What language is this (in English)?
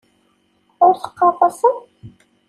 Kabyle